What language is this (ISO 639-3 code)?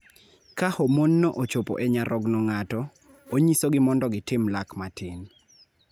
luo